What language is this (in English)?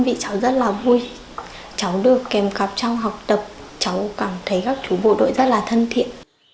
Vietnamese